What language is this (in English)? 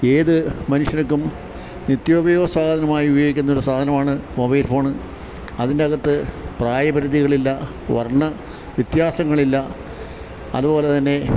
Malayalam